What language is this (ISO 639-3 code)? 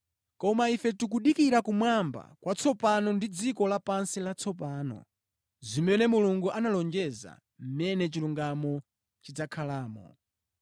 nya